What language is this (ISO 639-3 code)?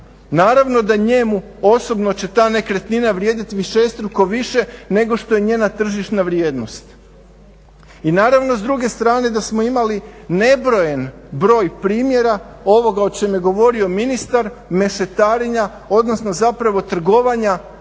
hrv